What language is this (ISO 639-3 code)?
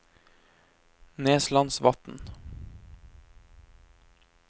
nor